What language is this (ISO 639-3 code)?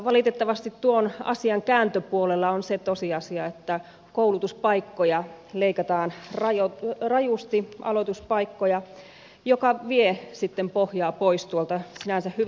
fin